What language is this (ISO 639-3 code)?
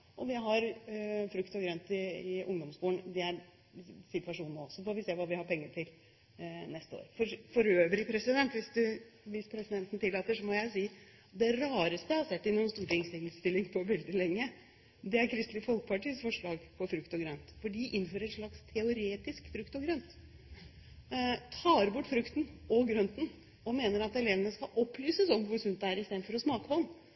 nob